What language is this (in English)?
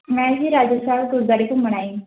Punjabi